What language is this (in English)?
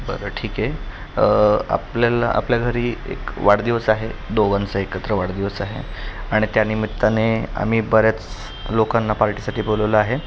Marathi